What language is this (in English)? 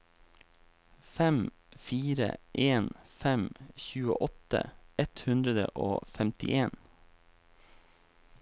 Norwegian